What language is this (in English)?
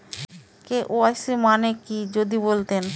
Bangla